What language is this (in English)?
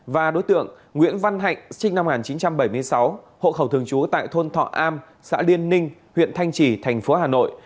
Vietnamese